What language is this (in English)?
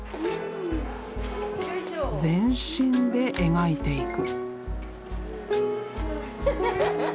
Japanese